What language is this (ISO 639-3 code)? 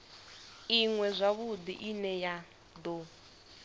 ven